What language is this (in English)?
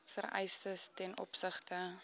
Afrikaans